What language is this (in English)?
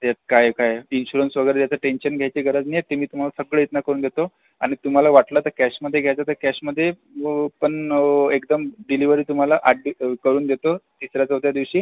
Marathi